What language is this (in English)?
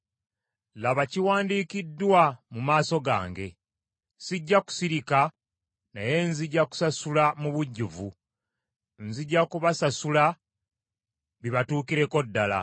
Ganda